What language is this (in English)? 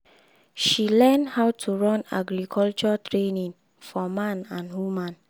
Nigerian Pidgin